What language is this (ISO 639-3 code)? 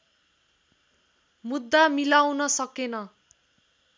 nep